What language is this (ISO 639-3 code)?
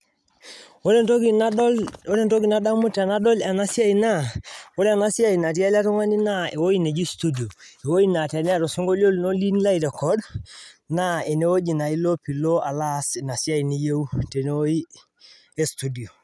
mas